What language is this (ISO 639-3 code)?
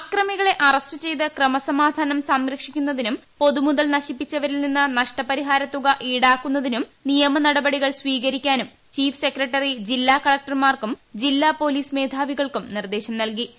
mal